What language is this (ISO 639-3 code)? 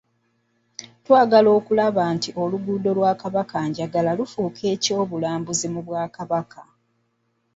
lug